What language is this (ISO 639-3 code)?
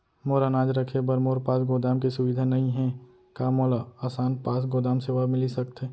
hne